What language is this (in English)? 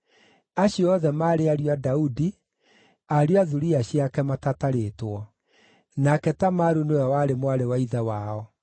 Kikuyu